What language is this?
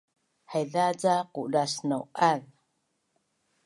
Bunun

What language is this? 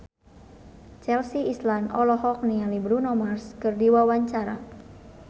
Sundanese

